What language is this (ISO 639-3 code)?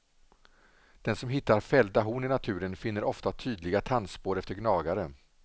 swe